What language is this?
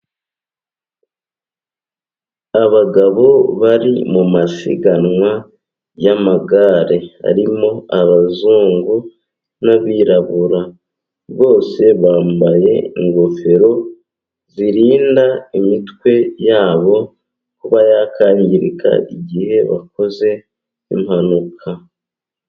Kinyarwanda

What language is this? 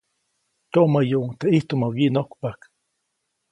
Copainalá Zoque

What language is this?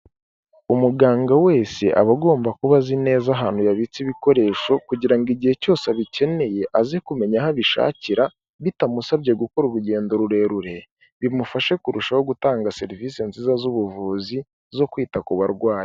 Kinyarwanda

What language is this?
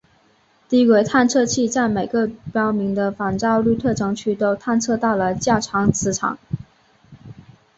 Chinese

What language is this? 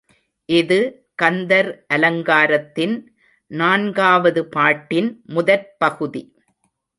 Tamil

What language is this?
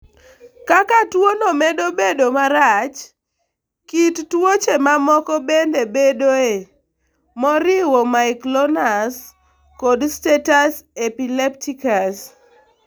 Luo (Kenya and Tanzania)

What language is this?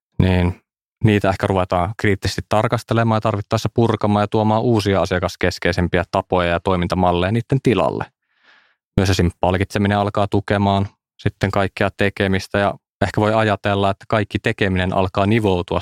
Finnish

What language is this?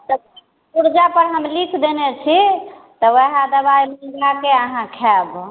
Maithili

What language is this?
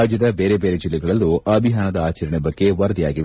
Kannada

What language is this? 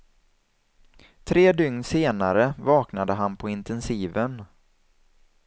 Swedish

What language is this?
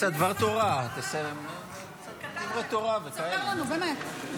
Hebrew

